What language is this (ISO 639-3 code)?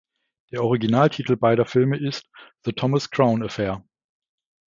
deu